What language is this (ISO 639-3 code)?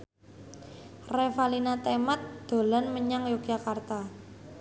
jav